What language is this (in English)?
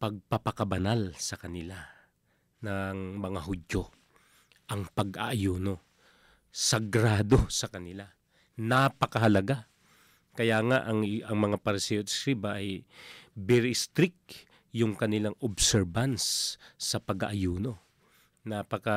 Filipino